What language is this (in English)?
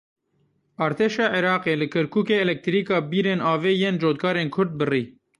Kurdish